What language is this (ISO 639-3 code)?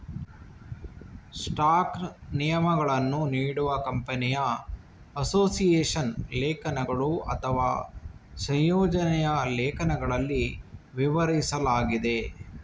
kan